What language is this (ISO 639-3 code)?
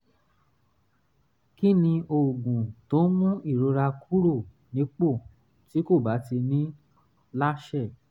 yor